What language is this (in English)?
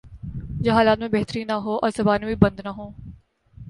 Urdu